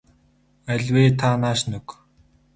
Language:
Mongolian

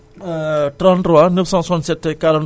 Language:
Wolof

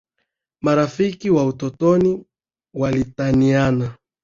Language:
Swahili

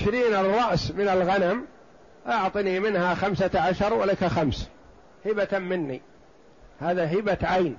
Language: Arabic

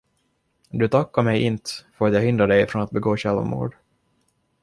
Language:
Swedish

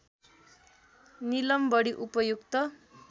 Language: Nepali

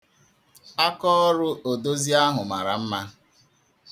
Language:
Igbo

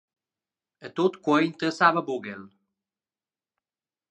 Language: Romansh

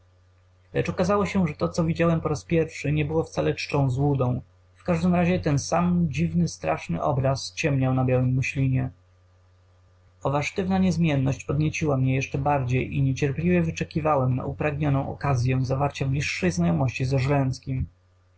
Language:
Polish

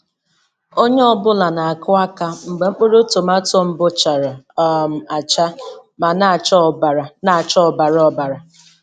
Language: Igbo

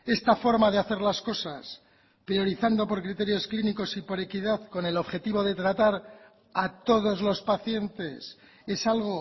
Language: Spanish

